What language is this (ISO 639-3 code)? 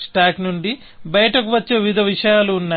tel